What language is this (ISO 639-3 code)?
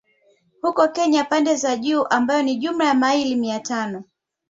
swa